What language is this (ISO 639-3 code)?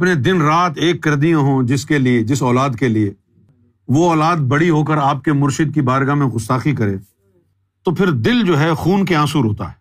urd